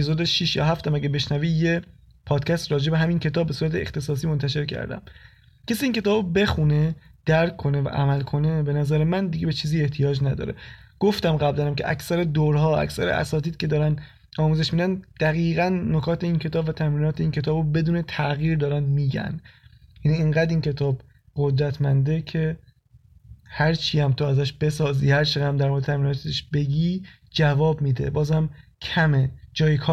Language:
Persian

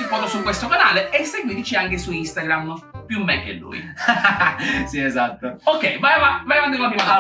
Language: Italian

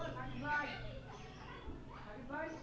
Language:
Bangla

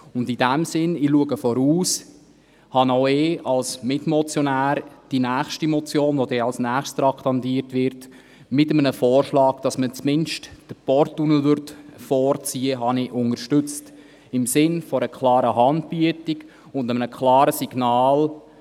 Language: Swiss German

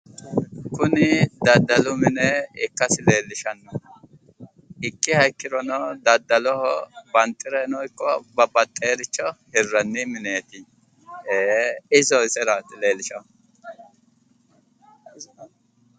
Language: Sidamo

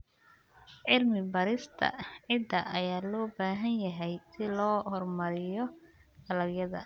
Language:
Somali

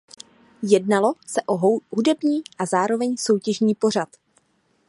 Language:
Czech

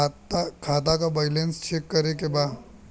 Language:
Bhojpuri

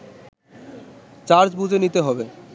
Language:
Bangla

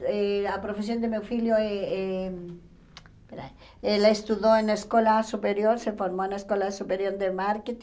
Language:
Portuguese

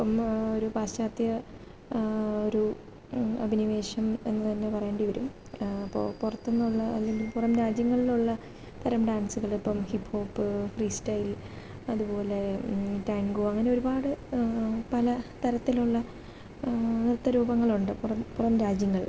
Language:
Malayalam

